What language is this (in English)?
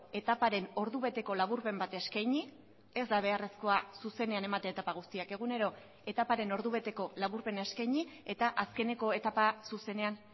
Basque